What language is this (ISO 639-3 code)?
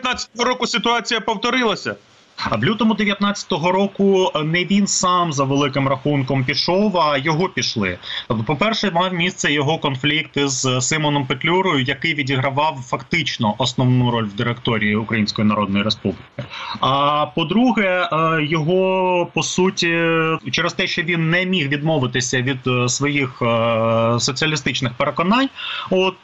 ukr